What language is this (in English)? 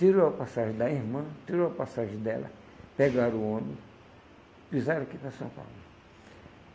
Portuguese